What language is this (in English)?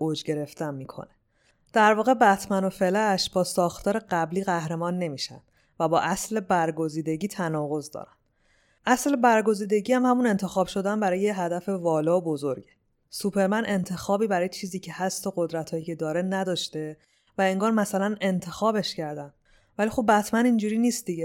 Persian